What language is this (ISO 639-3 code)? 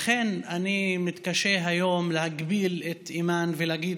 heb